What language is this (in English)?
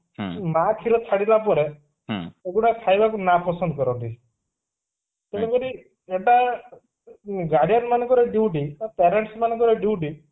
Odia